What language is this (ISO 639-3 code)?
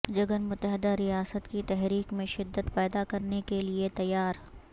urd